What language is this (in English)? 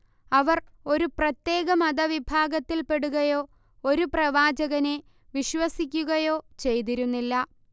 Malayalam